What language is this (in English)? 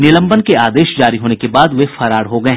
Hindi